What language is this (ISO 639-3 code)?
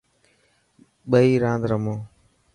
mki